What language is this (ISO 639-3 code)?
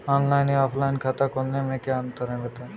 hin